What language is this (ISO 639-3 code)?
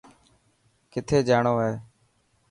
mki